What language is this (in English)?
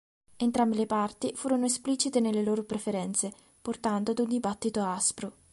Italian